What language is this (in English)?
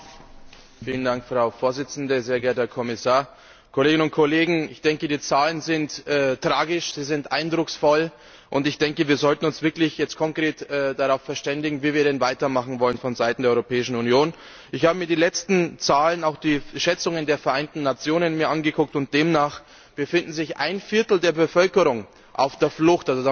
German